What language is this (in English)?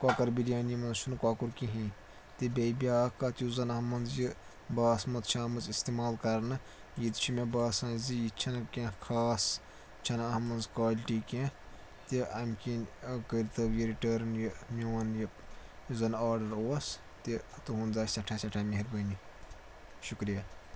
Kashmiri